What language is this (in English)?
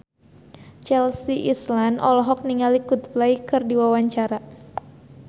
Sundanese